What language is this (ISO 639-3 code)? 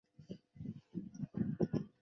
zho